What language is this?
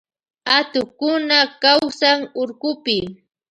Loja Highland Quichua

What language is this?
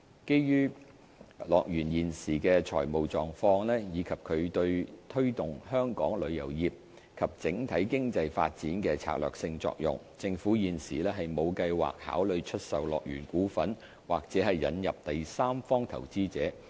Cantonese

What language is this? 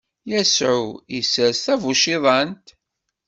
Kabyle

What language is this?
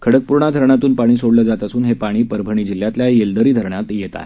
Marathi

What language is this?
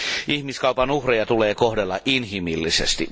Finnish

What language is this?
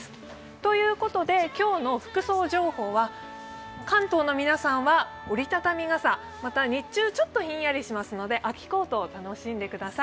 Japanese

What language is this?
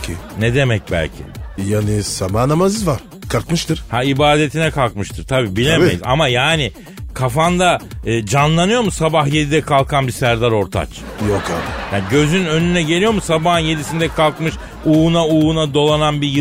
Turkish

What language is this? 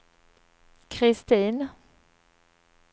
Swedish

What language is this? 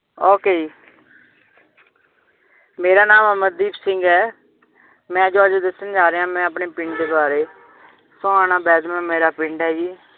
Punjabi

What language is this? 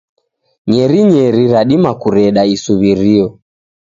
Taita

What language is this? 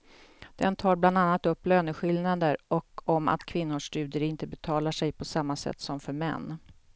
Swedish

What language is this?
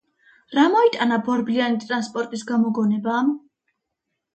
Georgian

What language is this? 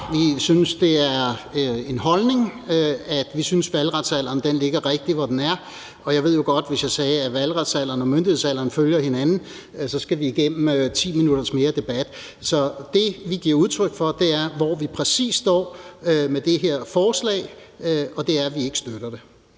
Danish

